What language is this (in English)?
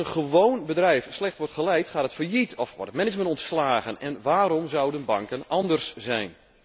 Dutch